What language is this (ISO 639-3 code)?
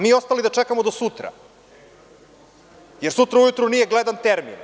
srp